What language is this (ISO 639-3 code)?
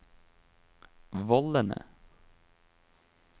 nor